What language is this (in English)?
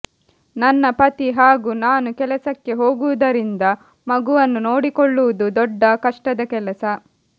Kannada